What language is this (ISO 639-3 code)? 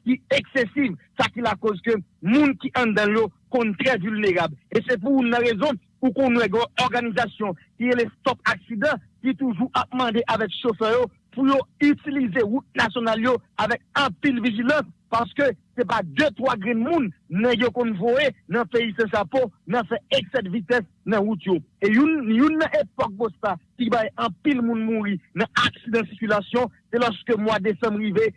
fra